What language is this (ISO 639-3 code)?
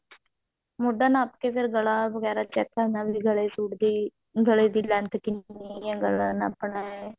pan